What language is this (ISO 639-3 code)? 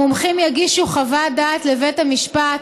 heb